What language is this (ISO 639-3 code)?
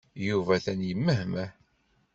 kab